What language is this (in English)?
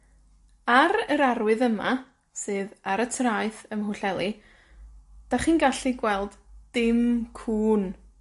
Welsh